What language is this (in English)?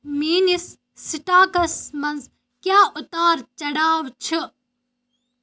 Kashmiri